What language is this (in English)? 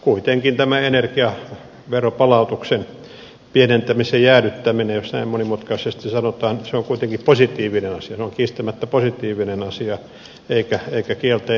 Finnish